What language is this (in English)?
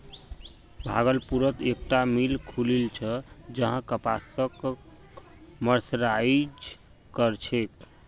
Magahi